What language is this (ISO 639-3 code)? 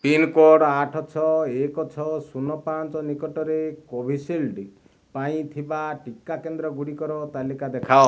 ori